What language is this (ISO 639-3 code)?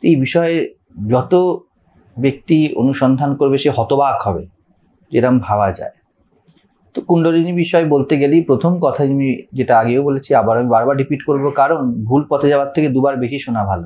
hin